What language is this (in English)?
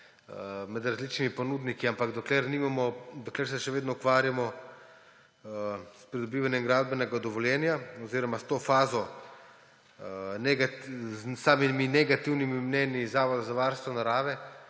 Slovenian